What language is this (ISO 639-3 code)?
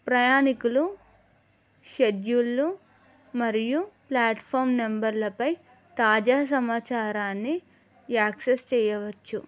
tel